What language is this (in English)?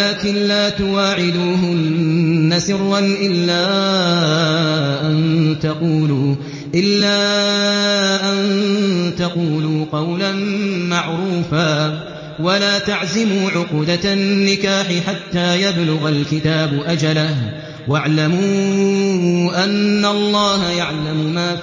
Arabic